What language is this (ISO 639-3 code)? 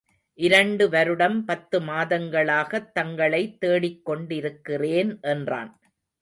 tam